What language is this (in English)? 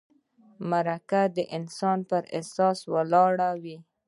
Pashto